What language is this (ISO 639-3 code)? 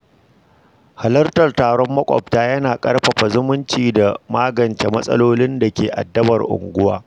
hau